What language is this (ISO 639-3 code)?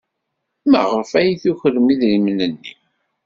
kab